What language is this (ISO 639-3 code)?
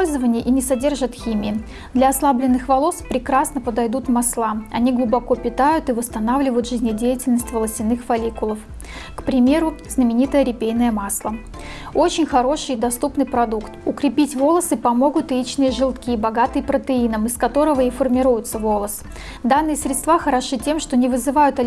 rus